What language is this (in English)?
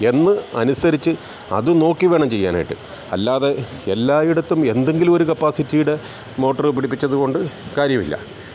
Malayalam